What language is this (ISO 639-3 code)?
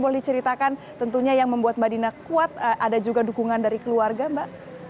ind